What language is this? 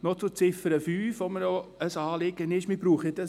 Swiss German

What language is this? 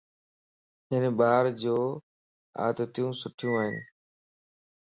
Lasi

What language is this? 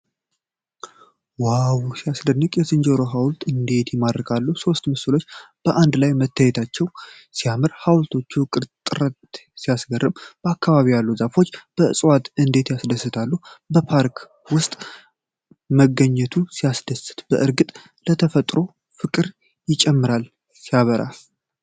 Amharic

